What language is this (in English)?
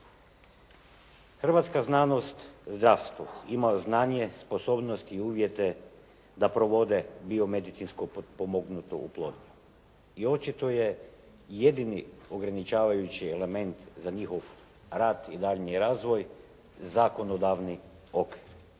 Croatian